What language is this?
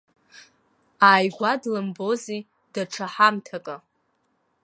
Abkhazian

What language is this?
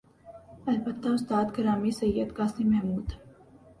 Urdu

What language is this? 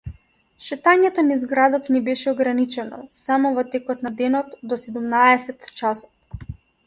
Macedonian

